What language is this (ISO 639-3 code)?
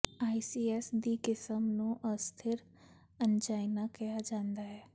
pan